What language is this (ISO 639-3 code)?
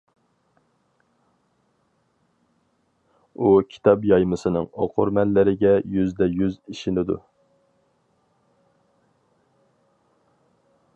uig